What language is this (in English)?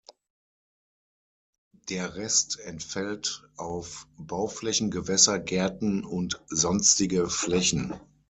German